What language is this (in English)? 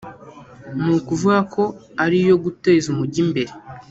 Kinyarwanda